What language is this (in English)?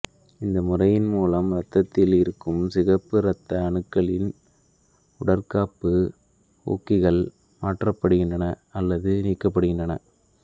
Tamil